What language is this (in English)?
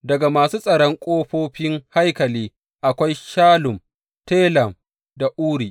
Hausa